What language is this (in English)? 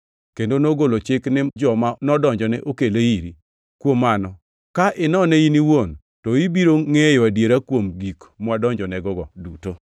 Luo (Kenya and Tanzania)